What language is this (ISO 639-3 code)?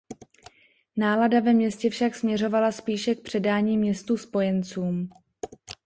ces